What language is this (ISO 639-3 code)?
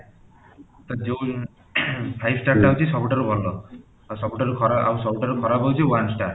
ori